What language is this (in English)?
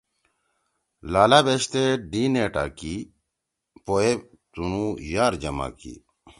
Torwali